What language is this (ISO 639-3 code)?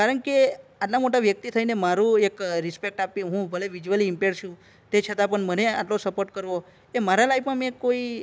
guj